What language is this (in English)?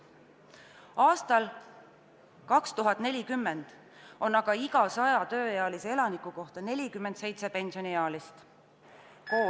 Estonian